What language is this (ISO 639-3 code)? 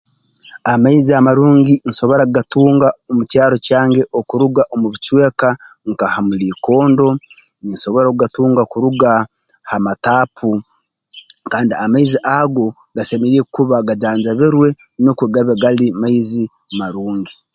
ttj